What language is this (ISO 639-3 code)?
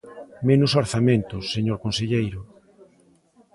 glg